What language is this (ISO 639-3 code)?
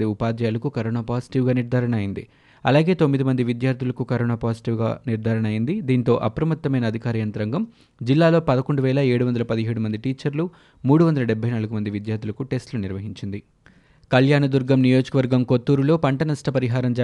tel